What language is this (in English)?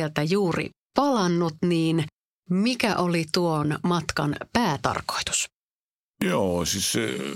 Finnish